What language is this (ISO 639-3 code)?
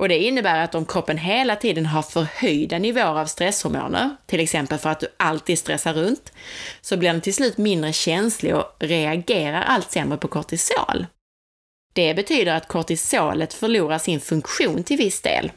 swe